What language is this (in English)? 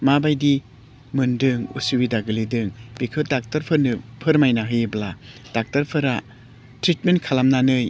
Bodo